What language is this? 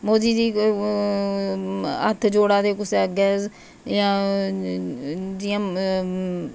Dogri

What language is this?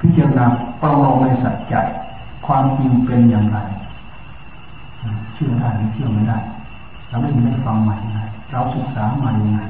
Thai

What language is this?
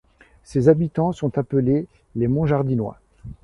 French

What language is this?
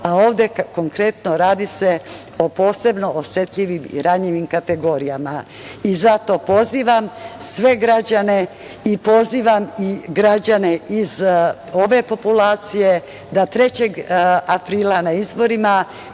Serbian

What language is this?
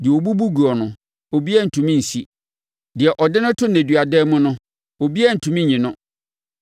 Akan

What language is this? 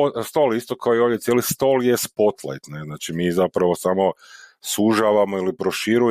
Croatian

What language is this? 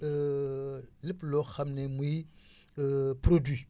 Wolof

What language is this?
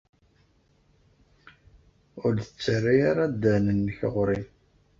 Kabyle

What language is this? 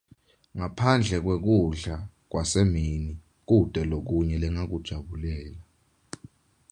Swati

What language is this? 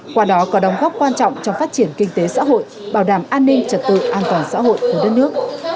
Vietnamese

